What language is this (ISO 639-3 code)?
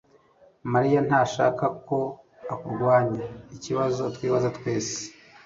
kin